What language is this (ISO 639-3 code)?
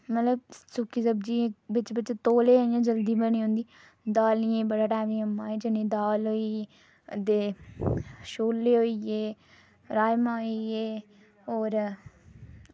doi